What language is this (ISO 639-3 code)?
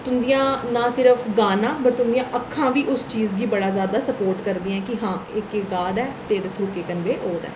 doi